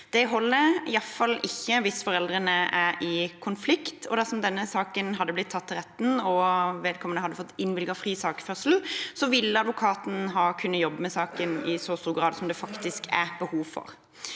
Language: Norwegian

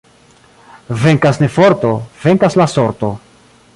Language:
Esperanto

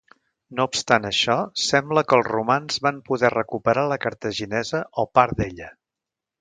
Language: Catalan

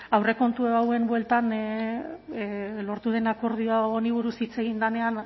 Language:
Basque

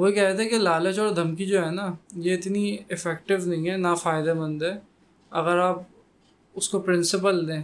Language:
Urdu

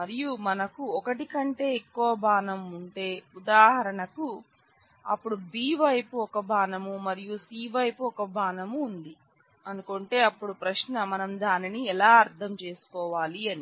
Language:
Telugu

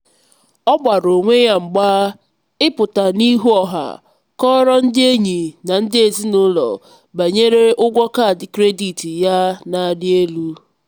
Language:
Igbo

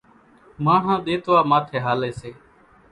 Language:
Kachi Koli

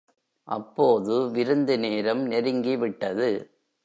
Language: Tamil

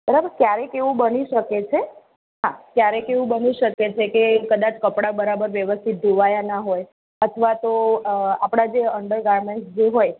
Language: Gujarati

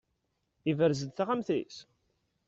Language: Kabyle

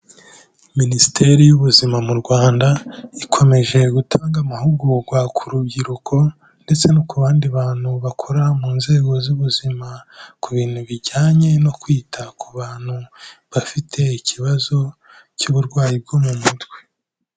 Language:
Kinyarwanda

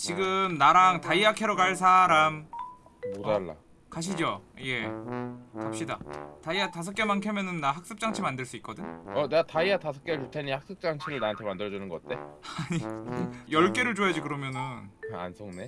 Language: Korean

